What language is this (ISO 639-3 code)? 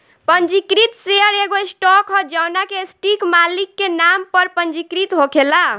bho